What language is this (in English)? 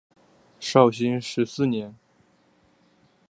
Chinese